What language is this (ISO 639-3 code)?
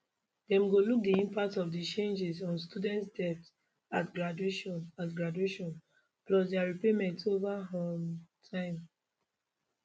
pcm